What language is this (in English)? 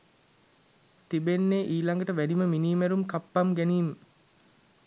Sinhala